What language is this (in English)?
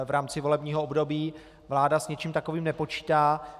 Czech